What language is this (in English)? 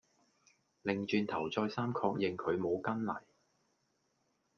Cantonese